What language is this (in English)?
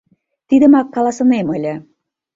Mari